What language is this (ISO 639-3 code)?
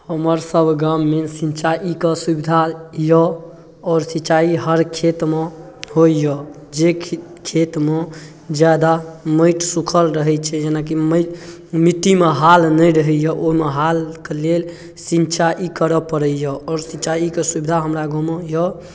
mai